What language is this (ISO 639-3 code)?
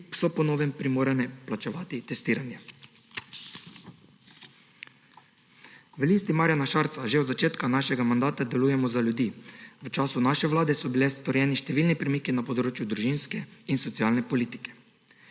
slv